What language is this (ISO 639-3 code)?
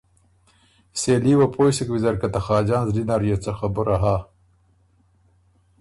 oru